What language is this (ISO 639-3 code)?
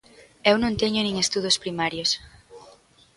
glg